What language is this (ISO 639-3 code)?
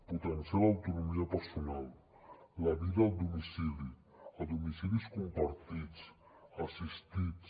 cat